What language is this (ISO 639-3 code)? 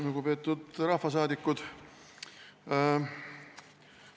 est